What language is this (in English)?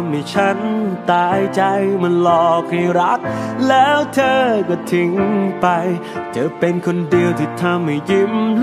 Thai